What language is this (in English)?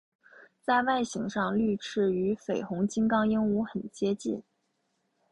Chinese